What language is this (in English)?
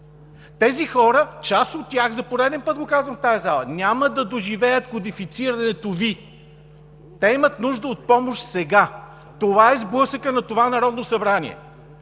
Bulgarian